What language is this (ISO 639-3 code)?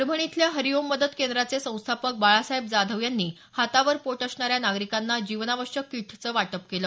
mar